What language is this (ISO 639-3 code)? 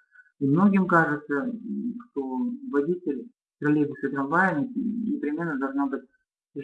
rus